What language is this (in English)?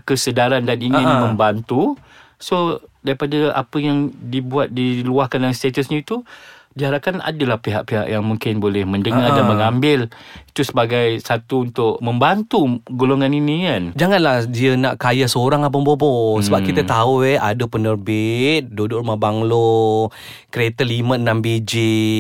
Malay